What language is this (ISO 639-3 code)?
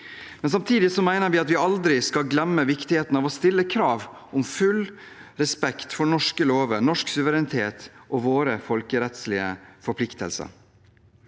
nor